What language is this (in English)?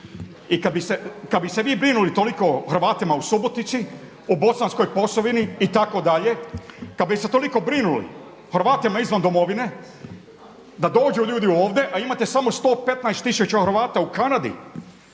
Croatian